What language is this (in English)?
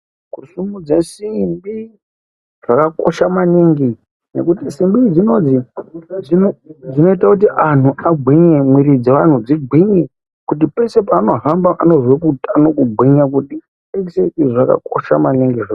Ndau